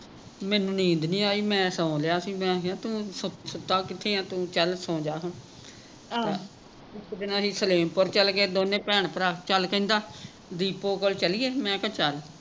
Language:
Punjabi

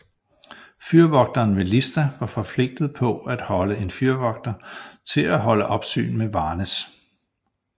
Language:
Danish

